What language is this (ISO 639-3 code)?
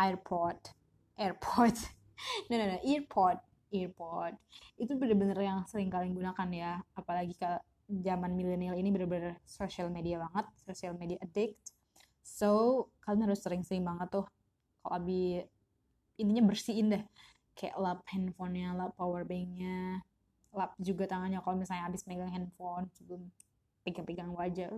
ind